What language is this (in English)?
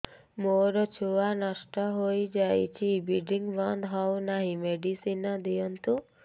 Odia